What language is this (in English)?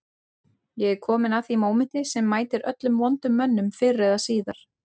Icelandic